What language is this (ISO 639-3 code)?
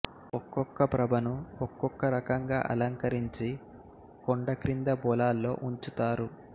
tel